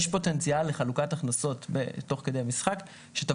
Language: Hebrew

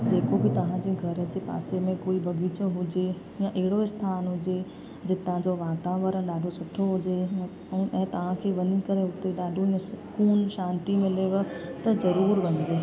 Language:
Sindhi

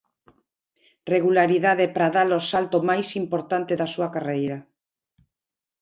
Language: Galician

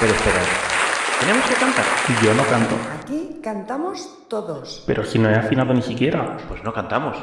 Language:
Spanish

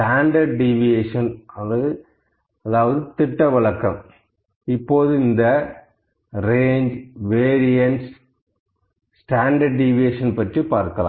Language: Tamil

